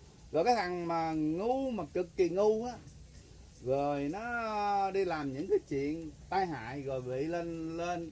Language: Vietnamese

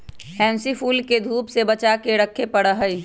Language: Magahi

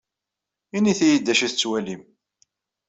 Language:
Kabyle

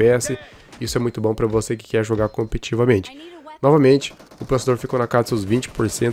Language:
Portuguese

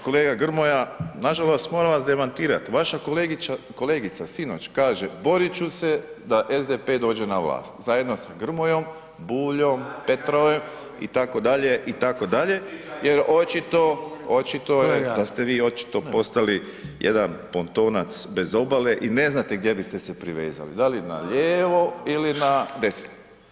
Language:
Croatian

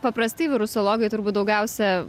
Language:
Lithuanian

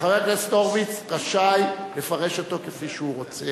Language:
Hebrew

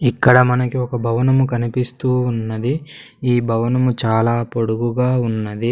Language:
Telugu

